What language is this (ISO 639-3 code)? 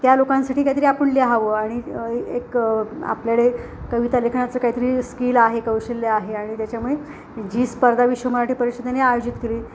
mar